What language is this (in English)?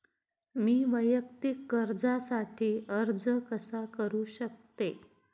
Marathi